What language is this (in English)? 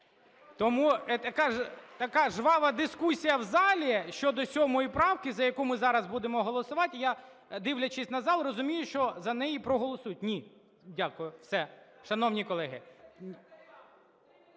Ukrainian